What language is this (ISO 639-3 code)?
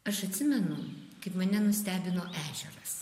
lit